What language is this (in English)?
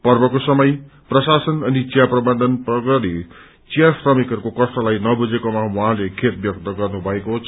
Nepali